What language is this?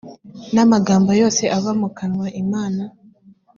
Kinyarwanda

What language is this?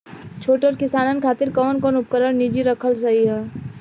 Bhojpuri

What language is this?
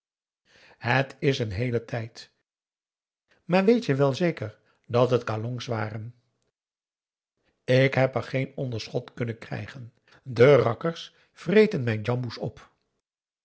Dutch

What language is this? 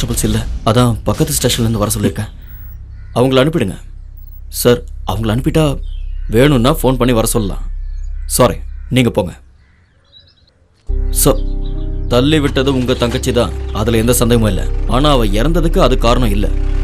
Korean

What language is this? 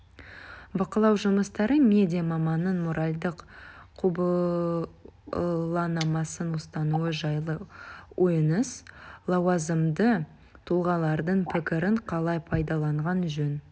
Kazakh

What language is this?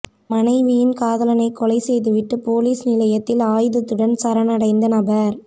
Tamil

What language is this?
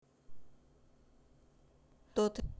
Russian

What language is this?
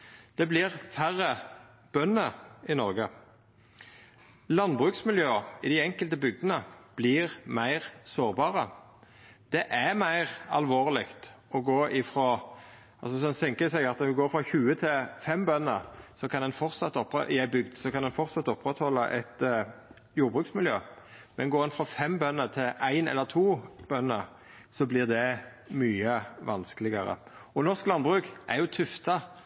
Norwegian Nynorsk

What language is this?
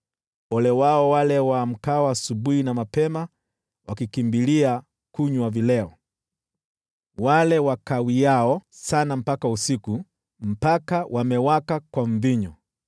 Swahili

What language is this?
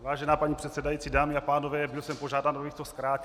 Czech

